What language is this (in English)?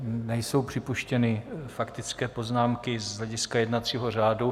Czech